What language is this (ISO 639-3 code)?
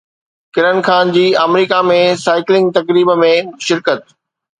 snd